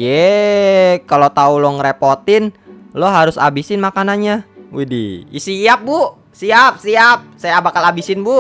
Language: Indonesian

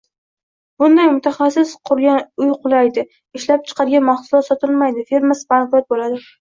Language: Uzbek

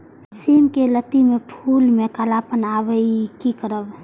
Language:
Maithili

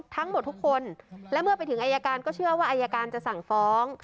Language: Thai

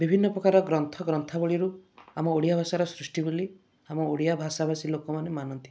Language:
Odia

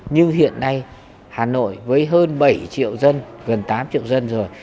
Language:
Vietnamese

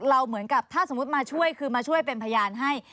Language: Thai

